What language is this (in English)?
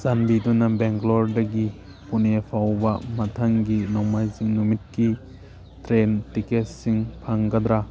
Manipuri